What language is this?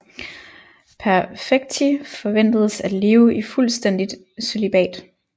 Danish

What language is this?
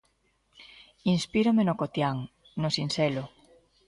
Galician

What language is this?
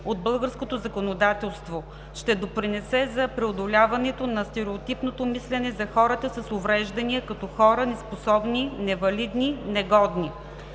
Bulgarian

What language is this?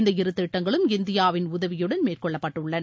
Tamil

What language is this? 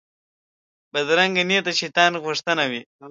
Pashto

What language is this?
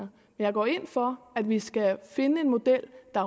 Danish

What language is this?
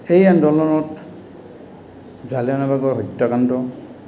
Assamese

